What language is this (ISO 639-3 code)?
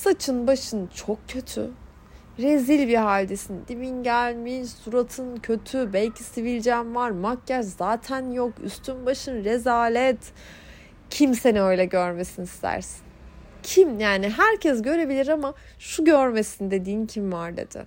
tur